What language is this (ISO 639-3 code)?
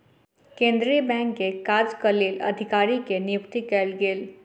mai